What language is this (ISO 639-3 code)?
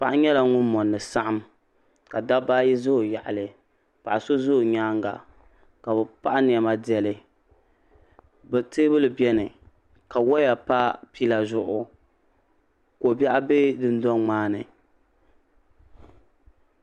dag